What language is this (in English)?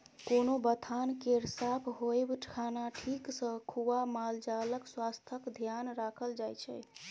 Maithili